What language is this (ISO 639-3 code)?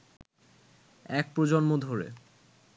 ben